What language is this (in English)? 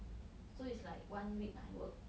English